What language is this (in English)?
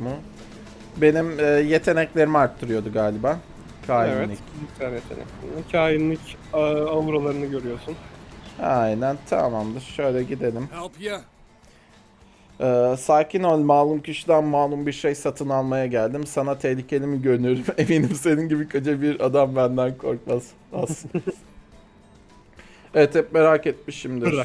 Turkish